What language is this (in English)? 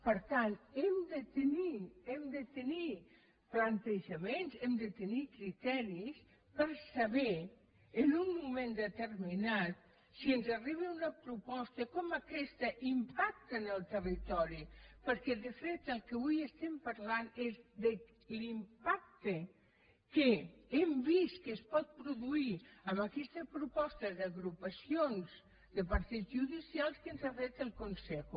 Catalan